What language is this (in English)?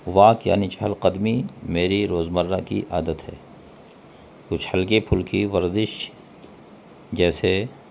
Urdu